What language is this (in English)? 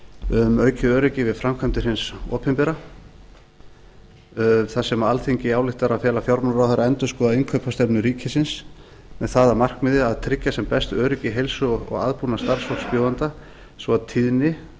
Icelandic